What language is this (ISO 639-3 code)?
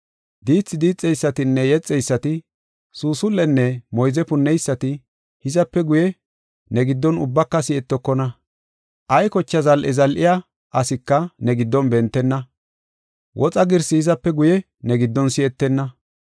gof